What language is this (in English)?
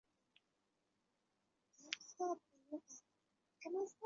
Chinese